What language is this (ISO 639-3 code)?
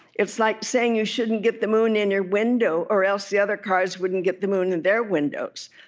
eng